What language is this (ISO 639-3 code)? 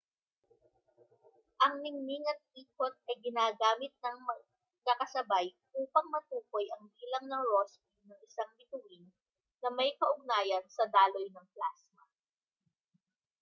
fil